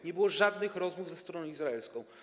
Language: Polish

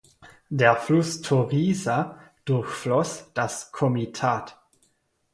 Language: German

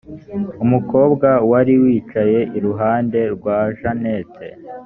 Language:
Kinyarwanda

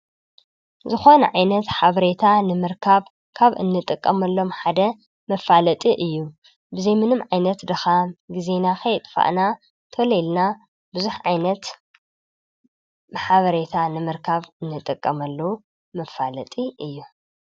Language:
Tigrinya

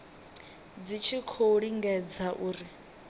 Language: Venda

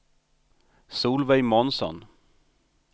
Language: Swedish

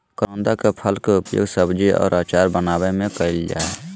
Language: Magahi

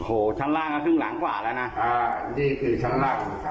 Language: Thai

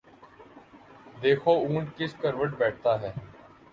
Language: Urdu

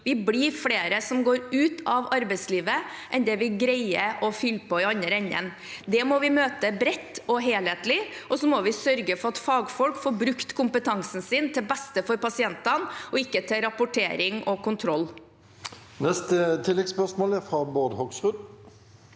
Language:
Norwegian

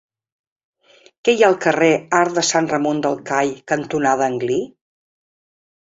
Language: Catalan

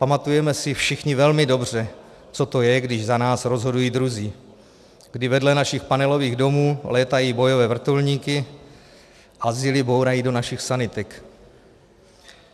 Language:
Czech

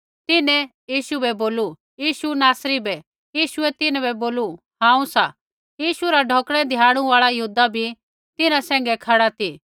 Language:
Kullu Pahari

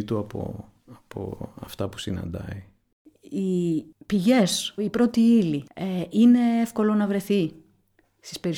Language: Greek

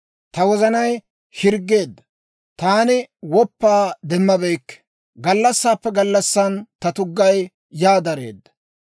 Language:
Dawro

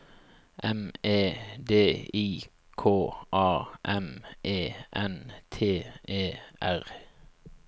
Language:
Norwegian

